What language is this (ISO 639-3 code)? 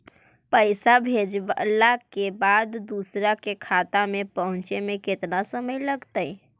mag